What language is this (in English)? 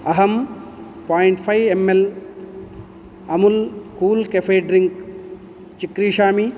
Sanskrit